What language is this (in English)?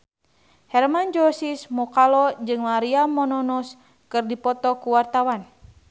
Sundanese